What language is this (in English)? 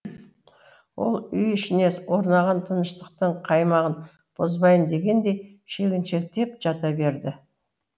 Kazakh